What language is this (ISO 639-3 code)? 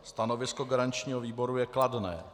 ces